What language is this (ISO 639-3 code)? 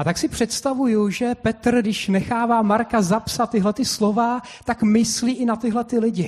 ces